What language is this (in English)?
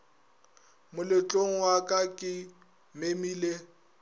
Northern Sotho